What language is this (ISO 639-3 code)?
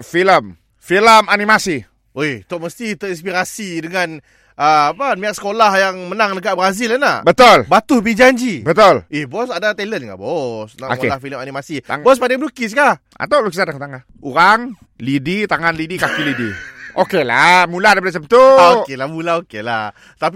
msa